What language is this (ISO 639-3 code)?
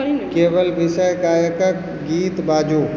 mai